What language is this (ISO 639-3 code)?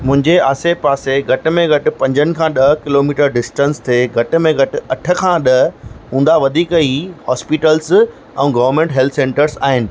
snd